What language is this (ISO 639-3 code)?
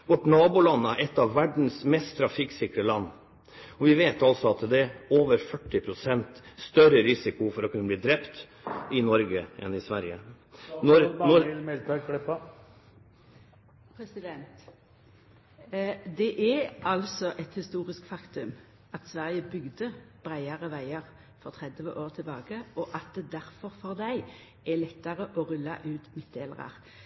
nor